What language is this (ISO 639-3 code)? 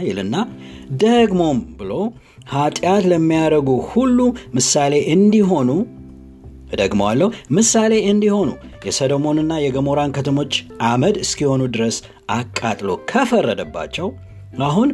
amh